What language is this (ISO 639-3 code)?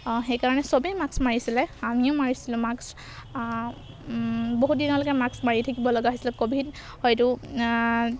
asm